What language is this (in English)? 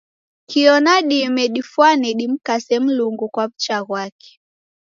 Taita